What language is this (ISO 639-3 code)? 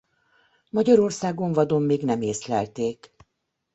hun